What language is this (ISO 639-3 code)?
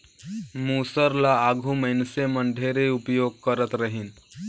hne